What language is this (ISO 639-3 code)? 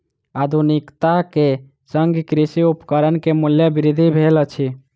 mai